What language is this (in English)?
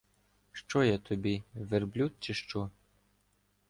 Ukrainian